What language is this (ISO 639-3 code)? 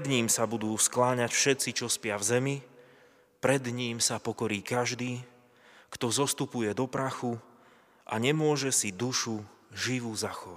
slk